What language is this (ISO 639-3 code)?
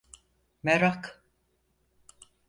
tur